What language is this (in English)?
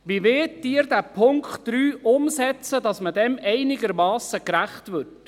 Swiss German